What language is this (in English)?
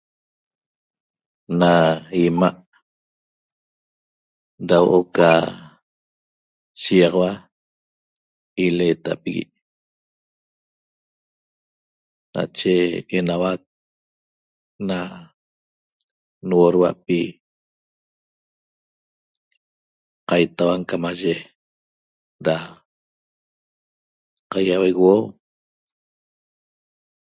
Toba